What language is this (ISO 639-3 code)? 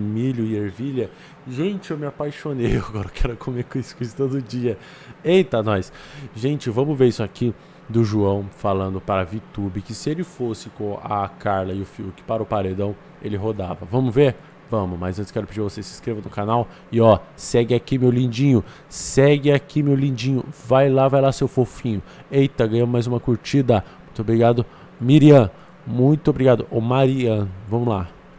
por